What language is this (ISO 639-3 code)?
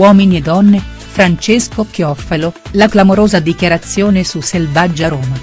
ita